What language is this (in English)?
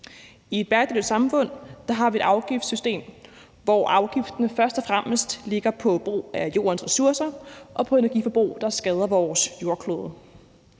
Danish